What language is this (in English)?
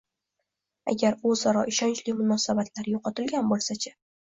Uzbek